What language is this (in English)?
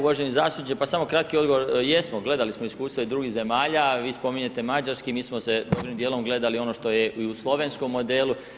Croatian